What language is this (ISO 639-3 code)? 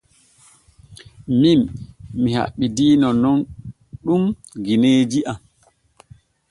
fue